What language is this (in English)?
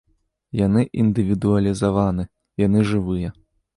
Belarusian